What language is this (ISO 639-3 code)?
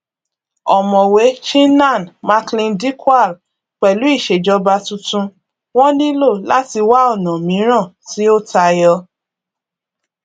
yor